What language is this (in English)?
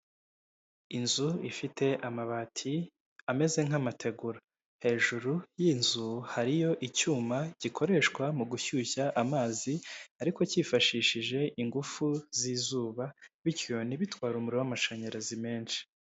Kinyarwanda